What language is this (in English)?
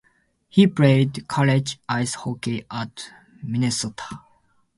English